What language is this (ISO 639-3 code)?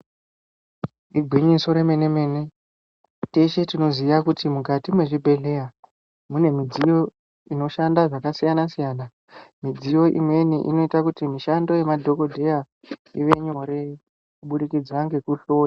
ndc